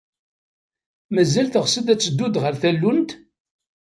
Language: Kabyle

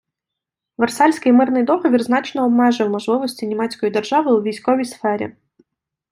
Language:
Ukrainian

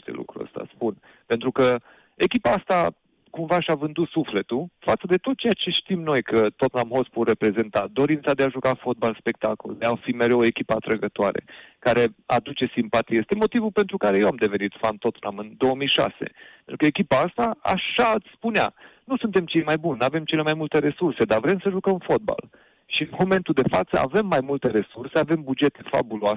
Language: Romanian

